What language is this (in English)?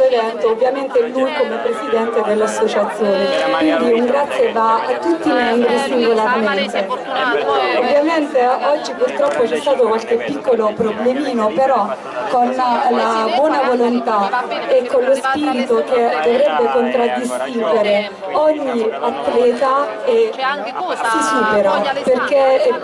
Italian